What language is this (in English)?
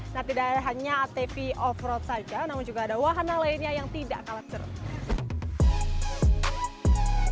Indonesian